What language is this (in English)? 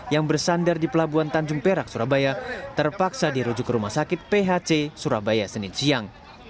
Indonesian